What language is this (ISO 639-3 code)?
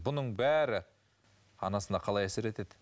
kaz